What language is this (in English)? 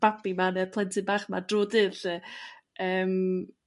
Welsh